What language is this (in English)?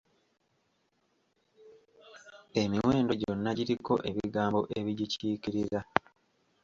Ganda